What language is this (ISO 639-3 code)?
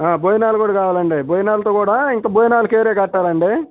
tel